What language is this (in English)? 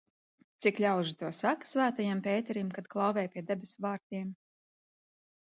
Latvian